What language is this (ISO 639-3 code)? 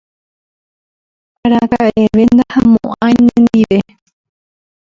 grn